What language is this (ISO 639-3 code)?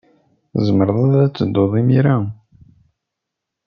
kab